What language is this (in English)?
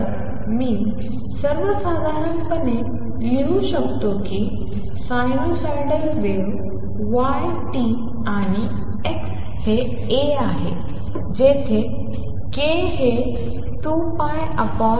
Marathi